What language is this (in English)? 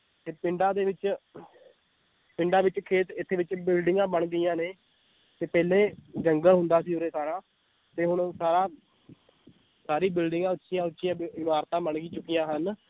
Punjabi